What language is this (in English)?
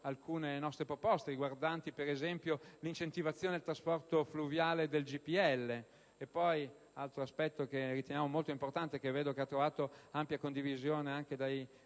Italian